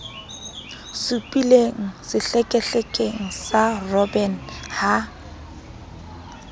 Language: Southern Sotho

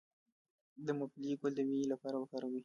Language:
Pashto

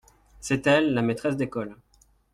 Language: French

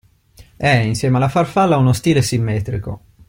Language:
Italian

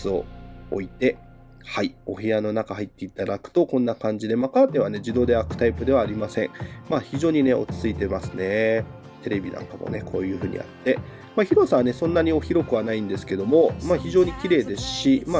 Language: Japanese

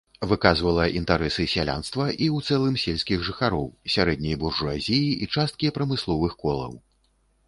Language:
Belarusian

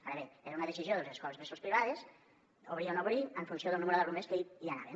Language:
Catalan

